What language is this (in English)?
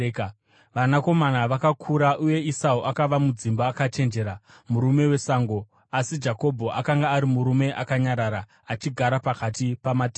Shona